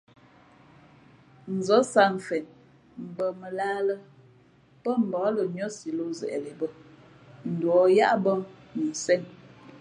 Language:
Fe'fe'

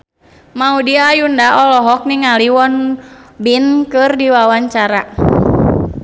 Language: Sundanese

